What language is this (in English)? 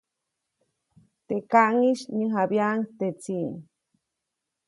Copainalá Zoque